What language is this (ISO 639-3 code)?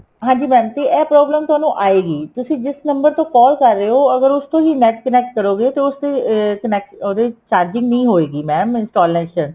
pan